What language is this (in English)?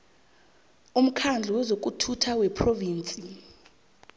South Ndebele